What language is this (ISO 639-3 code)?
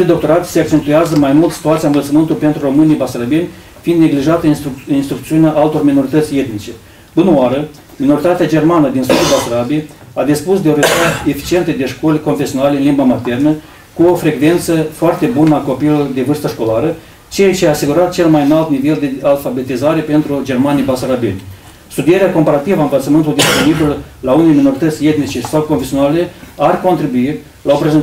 ron